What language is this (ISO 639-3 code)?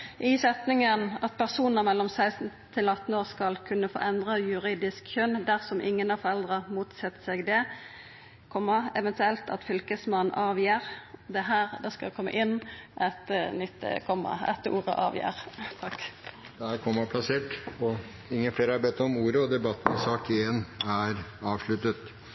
nor